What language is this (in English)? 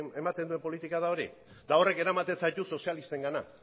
Basque